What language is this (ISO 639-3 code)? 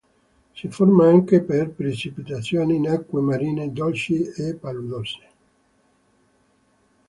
ita